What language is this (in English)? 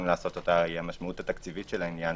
Hebrew